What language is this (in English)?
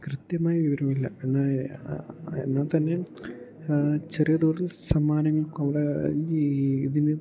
Malayalam